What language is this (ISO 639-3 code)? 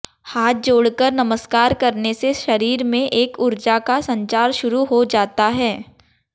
hin